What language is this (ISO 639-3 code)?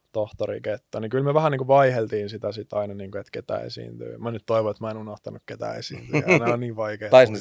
fin